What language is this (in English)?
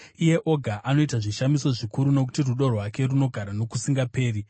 Shona